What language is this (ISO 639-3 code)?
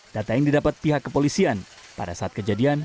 ind